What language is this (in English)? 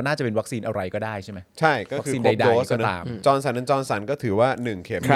Thai